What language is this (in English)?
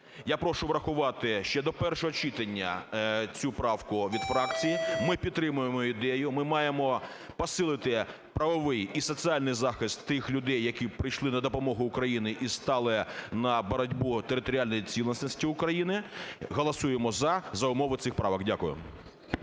Ukrainian